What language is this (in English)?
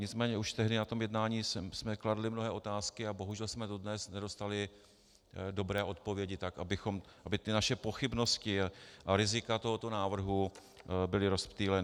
Czech